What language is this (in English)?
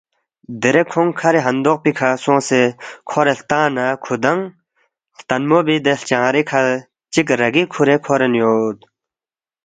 Balti